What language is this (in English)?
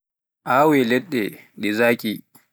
Pular